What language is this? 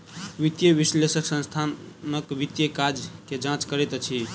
Maithili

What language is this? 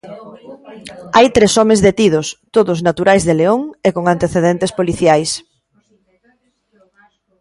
Galician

